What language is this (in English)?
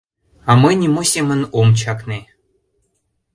Mari